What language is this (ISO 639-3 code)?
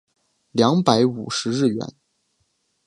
zho